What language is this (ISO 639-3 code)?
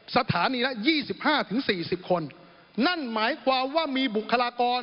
tha